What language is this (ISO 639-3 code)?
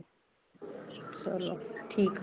pan